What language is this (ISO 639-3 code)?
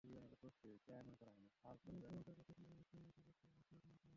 ben